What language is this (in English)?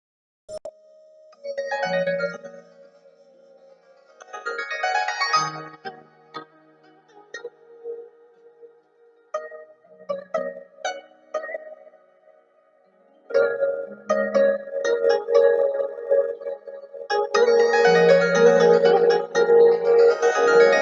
English